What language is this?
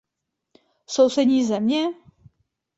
Czech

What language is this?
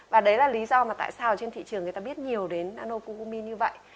Vietnamese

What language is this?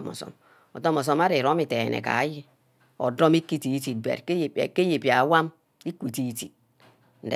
Ubaghara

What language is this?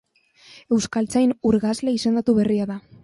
Basque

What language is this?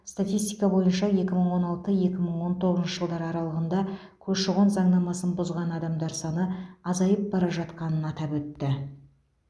Kazakh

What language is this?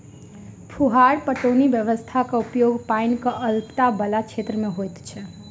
Maithili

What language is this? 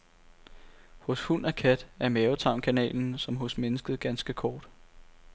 Danish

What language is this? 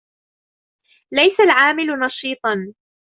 Arabic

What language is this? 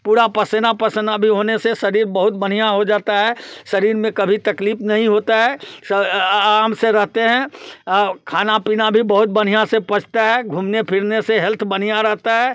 Hindi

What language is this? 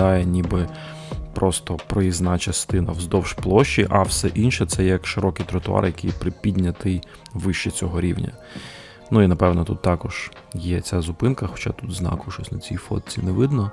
Ukrainian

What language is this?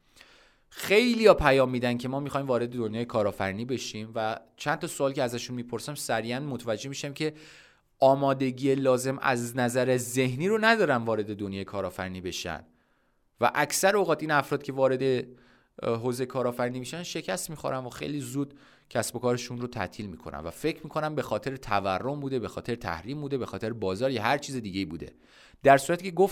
Persian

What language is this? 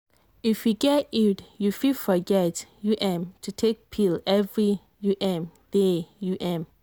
Nigerian Pidgin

